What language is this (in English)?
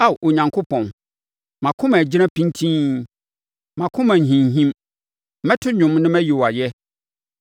Akan